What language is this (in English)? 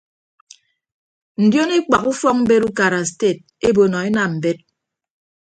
Ibibio